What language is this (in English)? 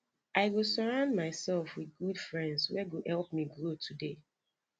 Nigerian Pidgin